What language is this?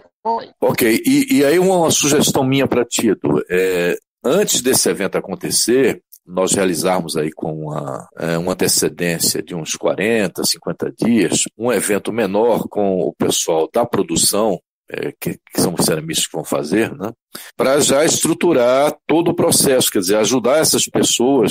Portuguese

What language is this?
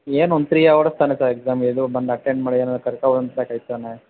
Kannada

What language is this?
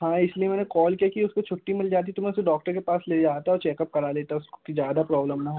Hindi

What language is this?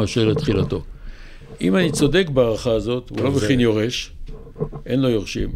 Hebrew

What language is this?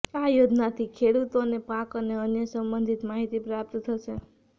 Gujarati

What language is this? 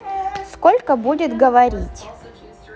Russian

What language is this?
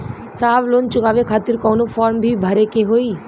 Bhojpuri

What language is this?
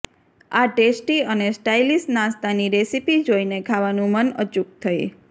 Gujarati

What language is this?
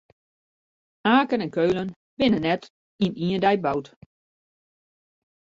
Western Frisian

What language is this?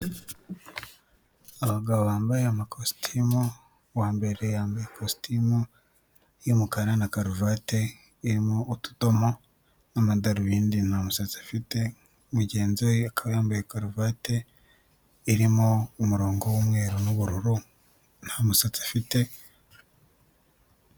Kinyarwanda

